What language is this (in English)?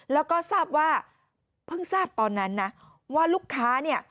Thai